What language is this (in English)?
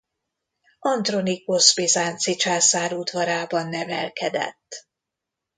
Hungarian